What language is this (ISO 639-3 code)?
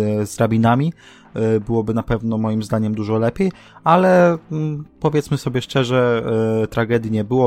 pol